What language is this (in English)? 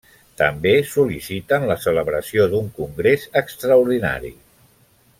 Catalan